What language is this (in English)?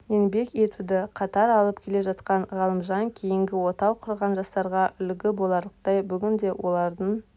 Kazakh